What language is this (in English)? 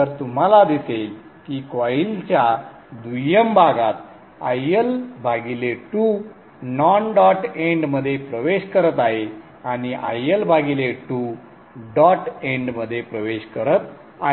Marathi